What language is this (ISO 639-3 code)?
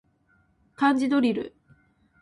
jpn